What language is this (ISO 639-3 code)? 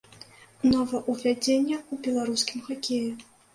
bel